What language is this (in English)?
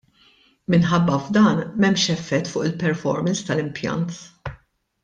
Maltese